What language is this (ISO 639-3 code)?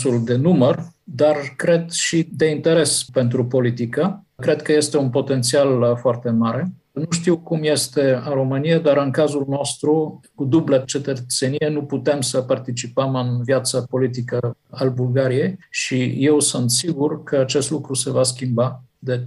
ron